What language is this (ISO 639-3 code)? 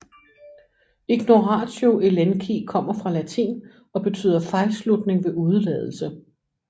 dan